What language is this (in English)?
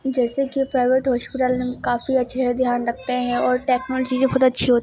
Urdu